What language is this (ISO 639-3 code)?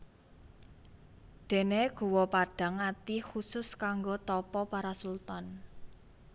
jav